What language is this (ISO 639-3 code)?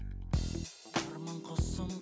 kaz